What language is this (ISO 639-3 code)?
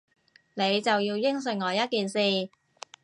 yue